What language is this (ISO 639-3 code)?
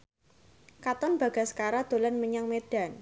jav